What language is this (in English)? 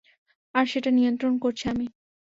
Bangla